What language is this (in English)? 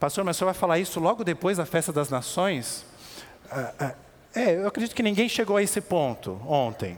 Portuguese